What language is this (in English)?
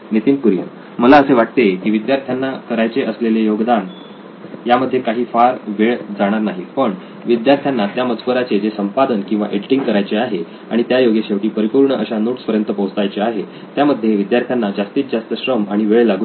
Marathi